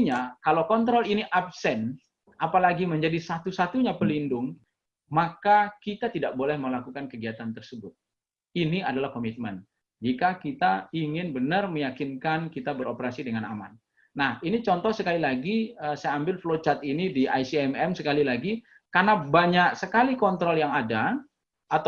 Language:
Indonesian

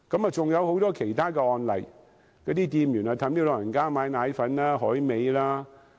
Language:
Cantonese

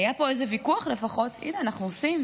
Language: Hebrew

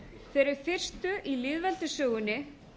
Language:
Icelandic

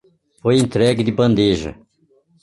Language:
Portuguese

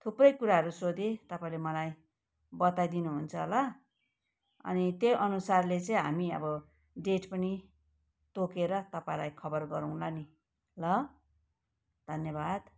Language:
Nepali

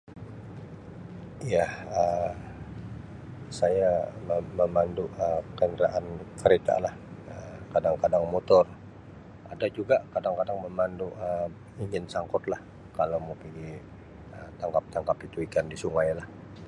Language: Sabah Malay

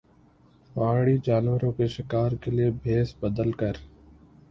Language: Urdu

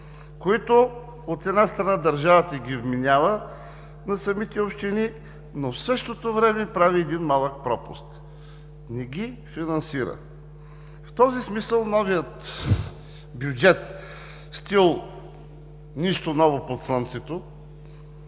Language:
Bulgarian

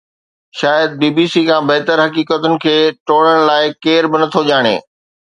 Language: Sindhi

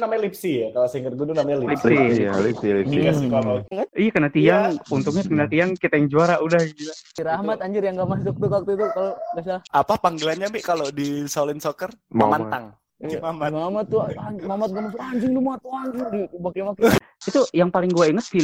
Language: Indonesian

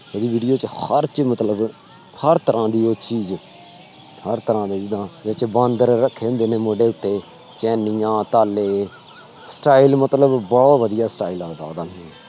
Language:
Punjabi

